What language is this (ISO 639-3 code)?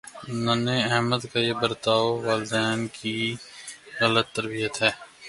urd